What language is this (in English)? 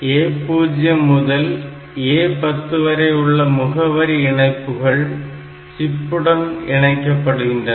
Tamil